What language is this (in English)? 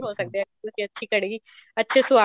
Punjabi